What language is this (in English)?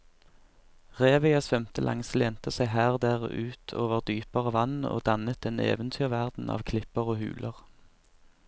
Norwegian